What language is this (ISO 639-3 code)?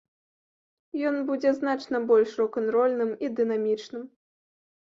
bel